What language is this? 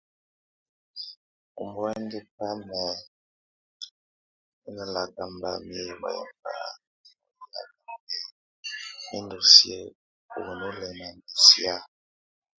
Tunen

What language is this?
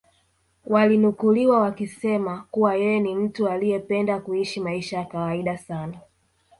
Swahili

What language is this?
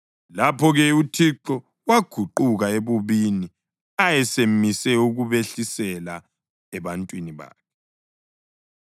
North Ndebele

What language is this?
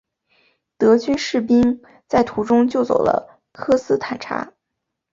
Chinese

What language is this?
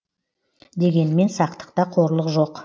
Kazakh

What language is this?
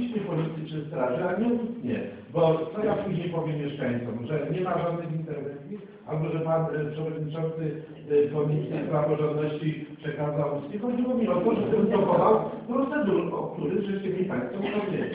Polish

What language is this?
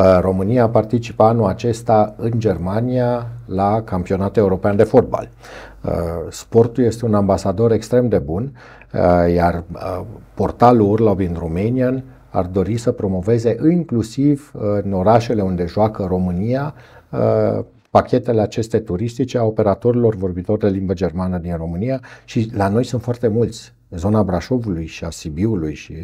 Romanian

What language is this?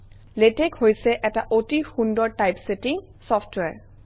Assamese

